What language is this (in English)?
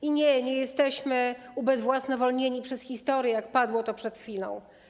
Polish